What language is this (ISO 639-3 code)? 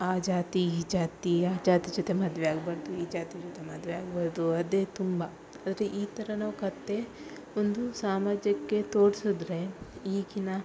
kan